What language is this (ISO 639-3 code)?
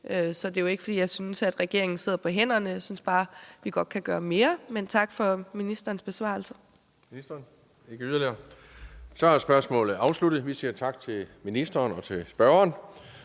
dan